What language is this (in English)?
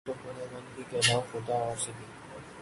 Urdu